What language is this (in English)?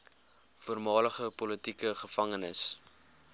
Afrikaans